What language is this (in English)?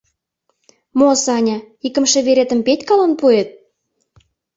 Mari